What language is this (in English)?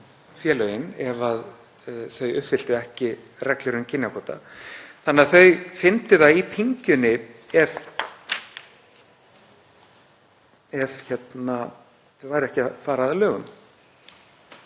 Icelandic